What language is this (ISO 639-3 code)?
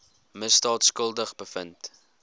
afr